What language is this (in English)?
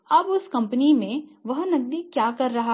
Hindi